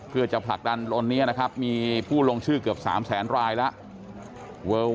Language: Thai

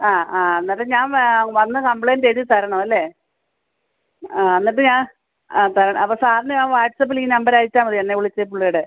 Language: Malayalam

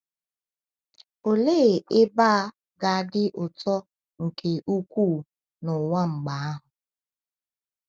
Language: Igbo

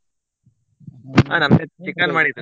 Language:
Kannada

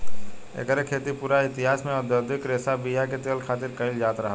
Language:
Bhojpuri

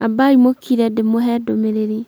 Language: Kikuyu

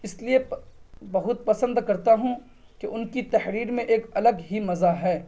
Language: Urdu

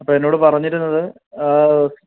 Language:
Malayalam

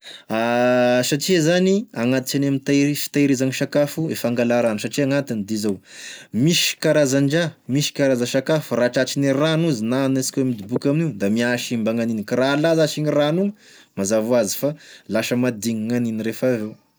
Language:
Tesaka Malagasy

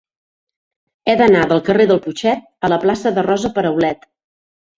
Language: Catalan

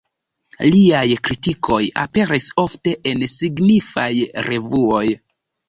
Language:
Esperanto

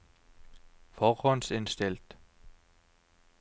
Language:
Norwegian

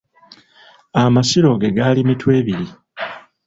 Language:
Ganda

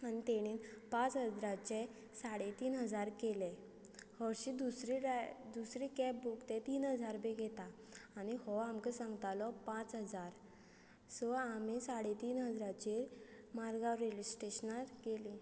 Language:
Konkani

